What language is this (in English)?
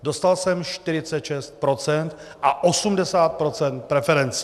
Czech